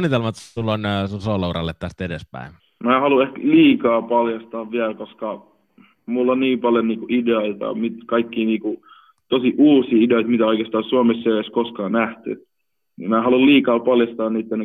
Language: Finnish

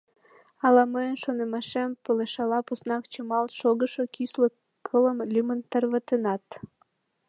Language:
Mari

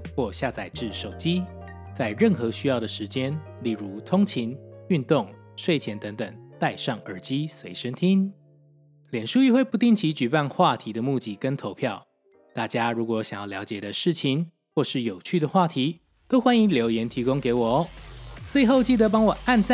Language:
Chinese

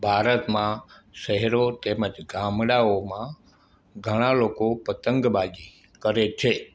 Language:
Gujarati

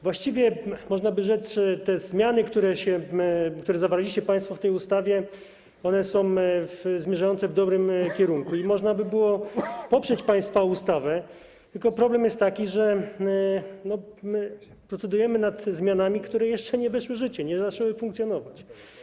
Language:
Polish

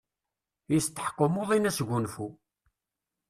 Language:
Kabyle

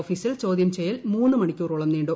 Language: Malayalam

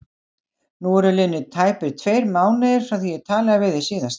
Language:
Icelandic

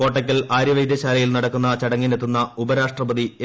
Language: Malayalam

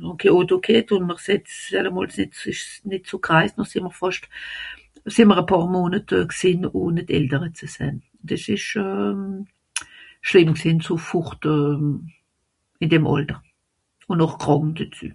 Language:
Swiss German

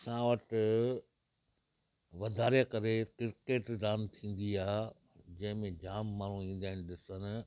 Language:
Sindhi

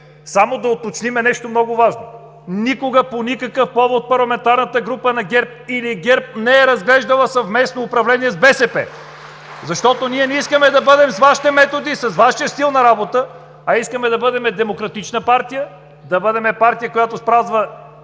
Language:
Bulgarian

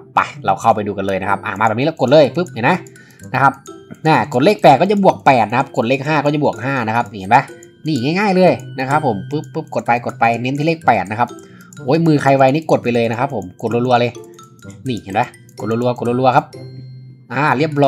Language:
Thai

